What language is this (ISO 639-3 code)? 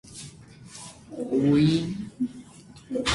hye